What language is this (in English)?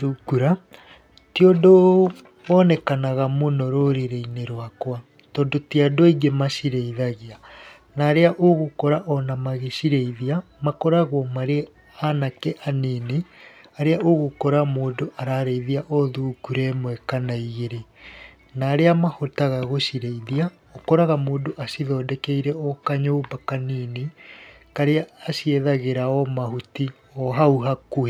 Kikuyu